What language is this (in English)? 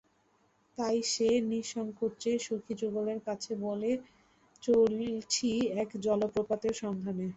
Bangla